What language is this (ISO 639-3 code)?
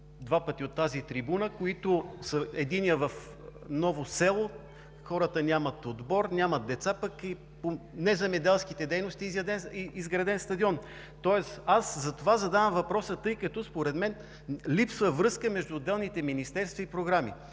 bul